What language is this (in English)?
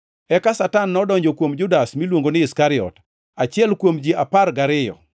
Luo (Kenya and Tanzania)